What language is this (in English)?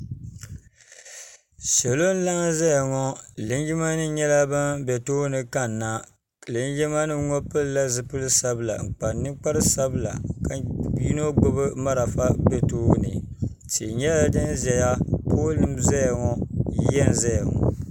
Dagbani